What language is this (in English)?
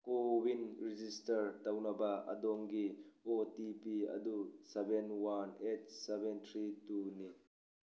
Manipuri